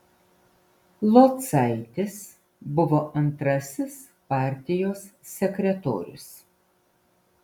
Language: Lithuanian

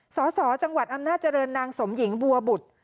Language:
Thai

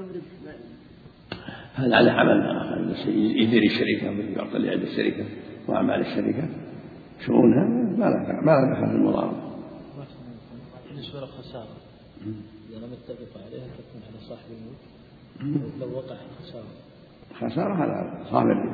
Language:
Arabic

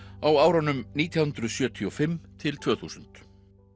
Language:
Icelandic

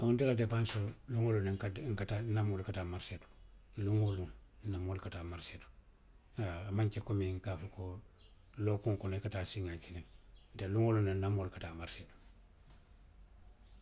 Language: Western Maninkakan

